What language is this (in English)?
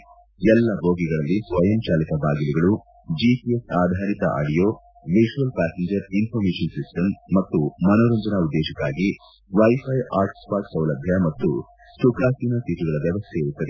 Kannada